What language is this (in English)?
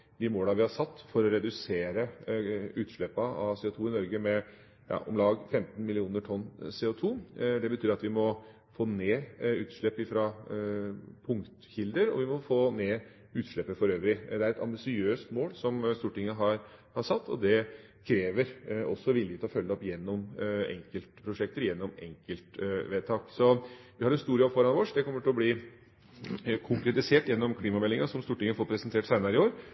Norwegian Bokmål